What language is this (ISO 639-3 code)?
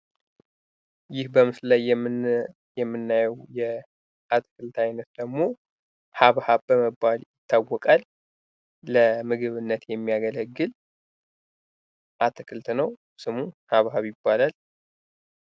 amh